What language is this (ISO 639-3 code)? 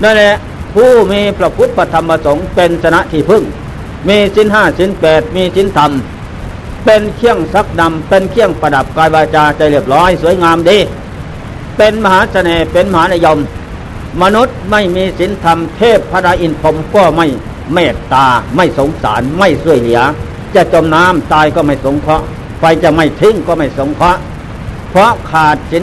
tha